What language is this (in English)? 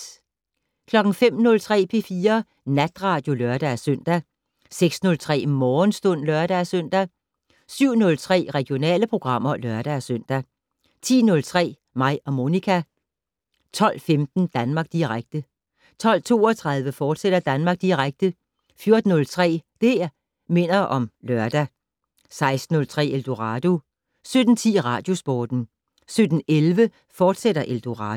Danish